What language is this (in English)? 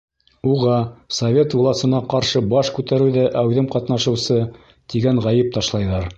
Bashkir